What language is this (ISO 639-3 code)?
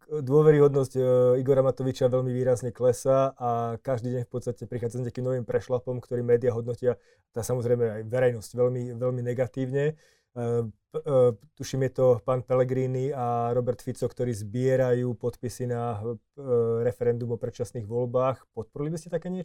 slk